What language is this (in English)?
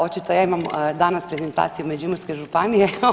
Croatian